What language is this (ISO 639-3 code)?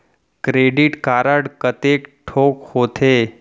hne